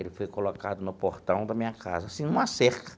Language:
Portuguese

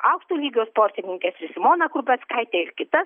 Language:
Lithuanian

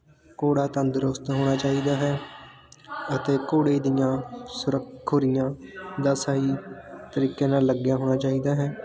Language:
Punjabi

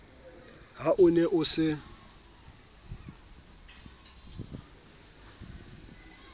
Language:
Southern Sotho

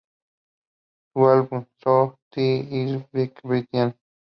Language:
Spanish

